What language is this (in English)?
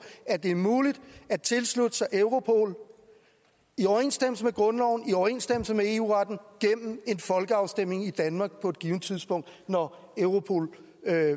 Danish